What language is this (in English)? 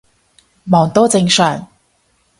Cantonese